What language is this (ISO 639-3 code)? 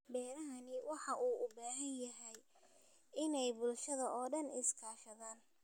som